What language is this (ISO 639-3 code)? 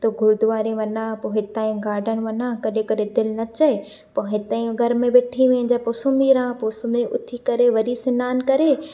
snd